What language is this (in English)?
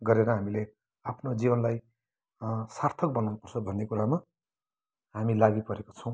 Nepali